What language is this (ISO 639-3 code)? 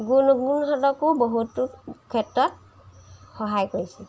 asm